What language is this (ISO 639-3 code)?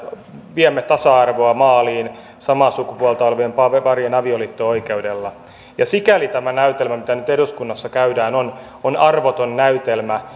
fin